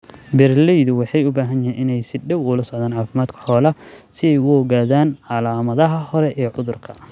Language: Somali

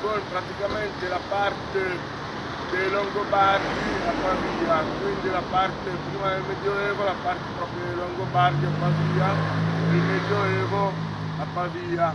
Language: Italian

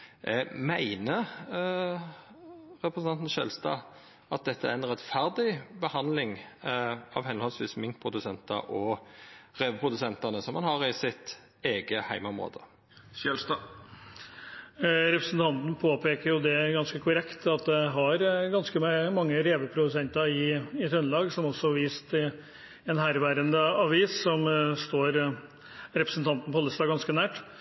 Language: Norwegian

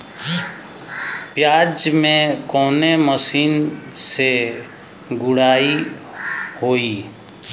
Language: Bhojpuri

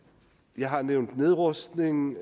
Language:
Danish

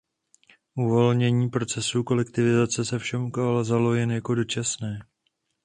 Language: Czech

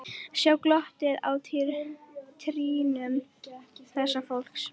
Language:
Icelandic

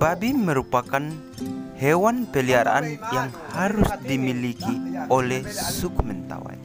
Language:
Indonesian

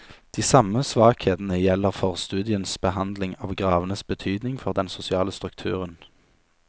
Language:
Norwegian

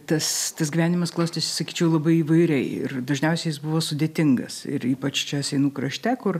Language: Lithuanian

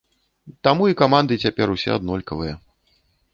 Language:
Belarusian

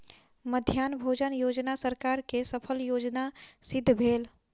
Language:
Maithili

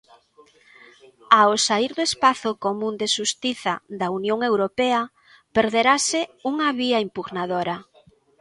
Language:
Galician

